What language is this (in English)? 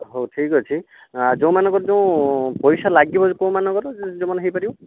Odia